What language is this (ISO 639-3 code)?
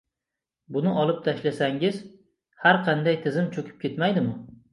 uzb